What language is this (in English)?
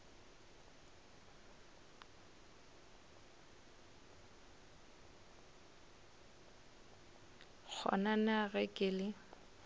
Northern Sotho